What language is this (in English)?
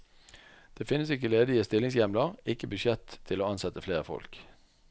Norwegian